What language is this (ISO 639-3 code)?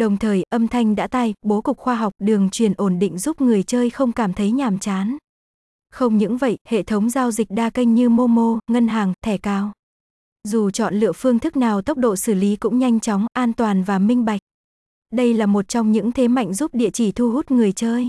vie